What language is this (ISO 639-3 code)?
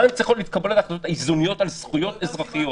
heb